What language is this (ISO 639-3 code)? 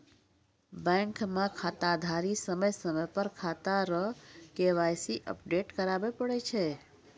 mai